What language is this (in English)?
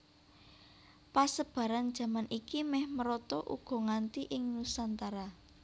Javanese